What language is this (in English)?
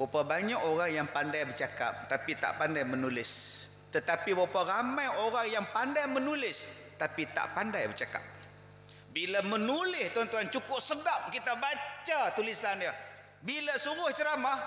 Malay